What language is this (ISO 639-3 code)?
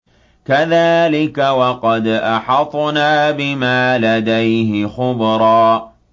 ara